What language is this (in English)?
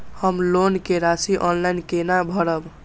Maithili